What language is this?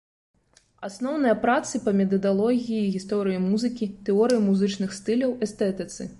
Belarusian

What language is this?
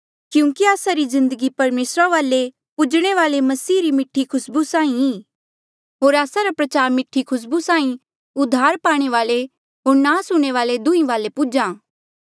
Mandeali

